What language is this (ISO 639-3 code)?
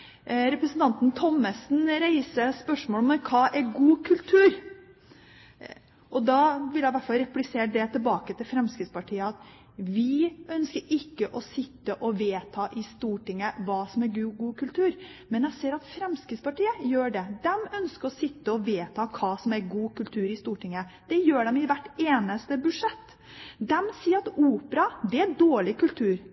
nob